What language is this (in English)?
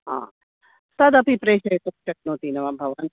Sanskrit